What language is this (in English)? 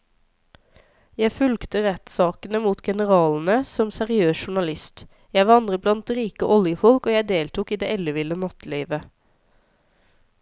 Norwegian